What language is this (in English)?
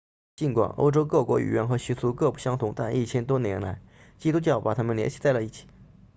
Chinese